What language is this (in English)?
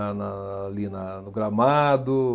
Portuguese